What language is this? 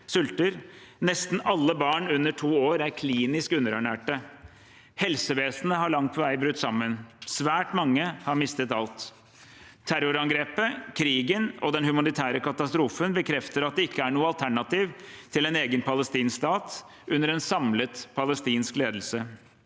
Norwegian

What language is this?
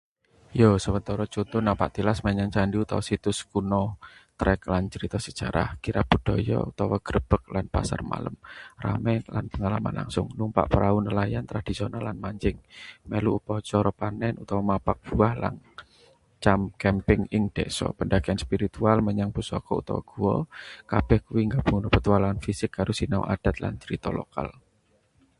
Javanese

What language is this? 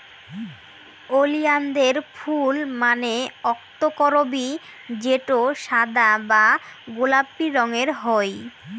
Bangla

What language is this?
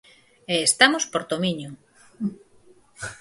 Galician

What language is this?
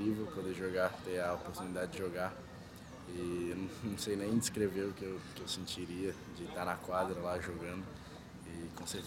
Portuguese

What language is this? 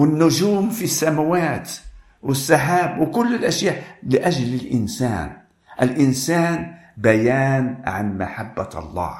Arabic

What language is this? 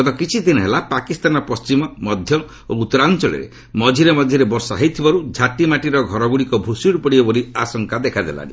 Odia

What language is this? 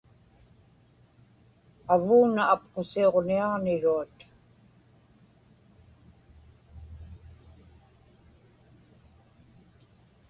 Inupiaq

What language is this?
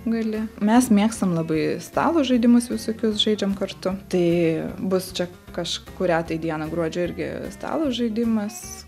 Lithuanian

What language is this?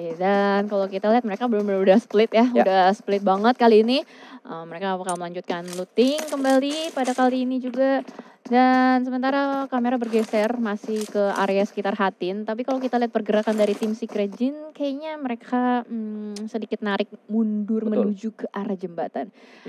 Indonesian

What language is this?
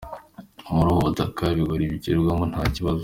Kinyarwanda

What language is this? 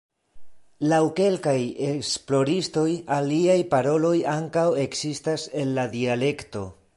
Esperanto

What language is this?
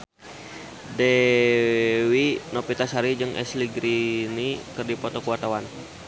Sundanese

